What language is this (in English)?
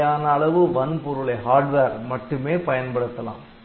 Tamil